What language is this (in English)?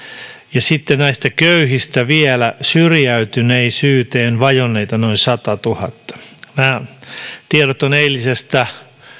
Finnish